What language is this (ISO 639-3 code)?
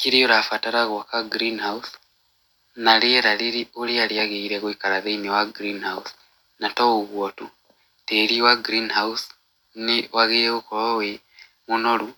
kik